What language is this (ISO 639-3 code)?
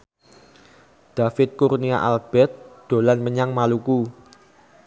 jav